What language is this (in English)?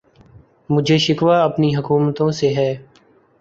Urdu